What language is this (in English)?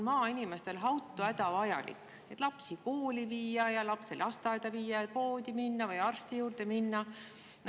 Estonian